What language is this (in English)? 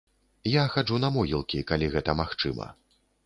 Belarusian